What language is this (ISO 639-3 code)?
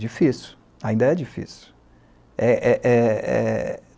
por